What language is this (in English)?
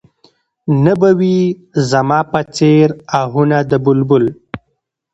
Pashto